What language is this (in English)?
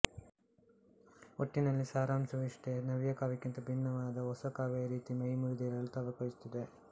Kannada